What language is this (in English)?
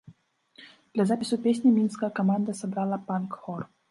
Belarusian